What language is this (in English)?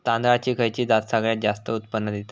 Marathi